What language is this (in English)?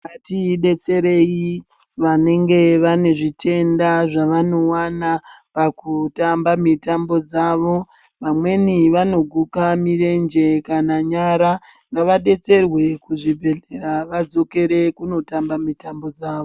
Ndau